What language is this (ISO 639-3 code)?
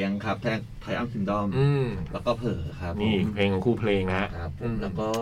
tha